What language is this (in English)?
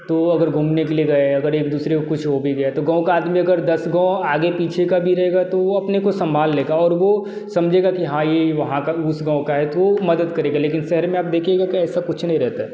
Hindi